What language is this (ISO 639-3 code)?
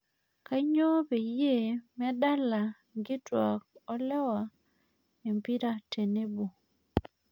mas